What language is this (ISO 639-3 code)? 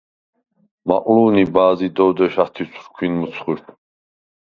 sva